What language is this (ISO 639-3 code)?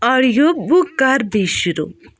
kas